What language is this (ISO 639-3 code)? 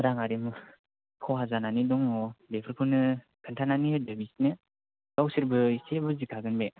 brx